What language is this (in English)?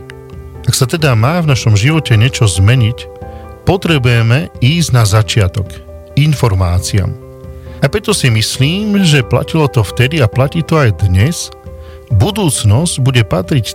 Slovak